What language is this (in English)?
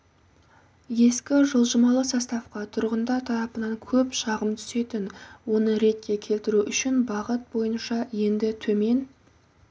Kazakh